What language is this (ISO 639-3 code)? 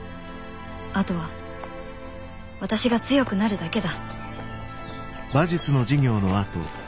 jpn